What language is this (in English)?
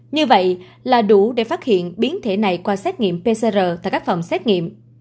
Vietnamese